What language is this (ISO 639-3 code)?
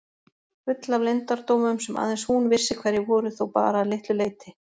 isl